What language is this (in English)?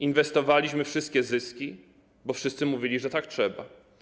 Polish